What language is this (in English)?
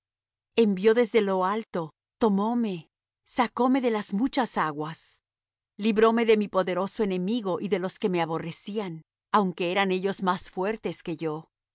Spanish